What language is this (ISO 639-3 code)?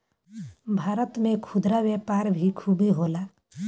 bho